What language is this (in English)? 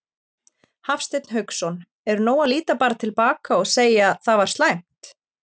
Icelandic